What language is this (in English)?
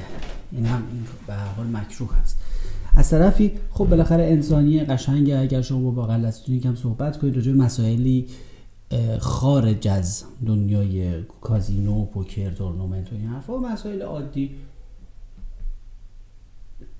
Persian